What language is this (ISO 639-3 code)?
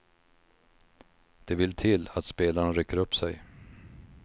swe